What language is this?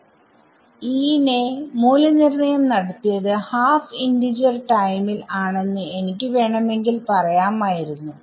Malayalam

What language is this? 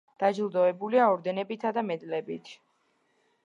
Georgian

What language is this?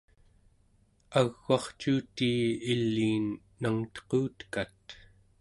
Central Yupik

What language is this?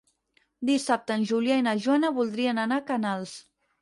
Catalan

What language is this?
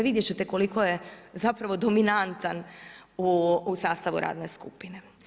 Croatian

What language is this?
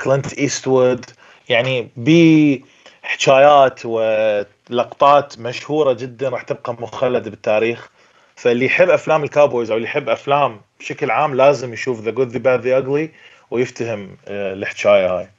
Arabic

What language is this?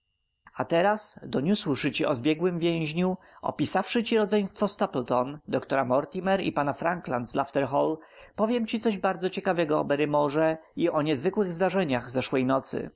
Polish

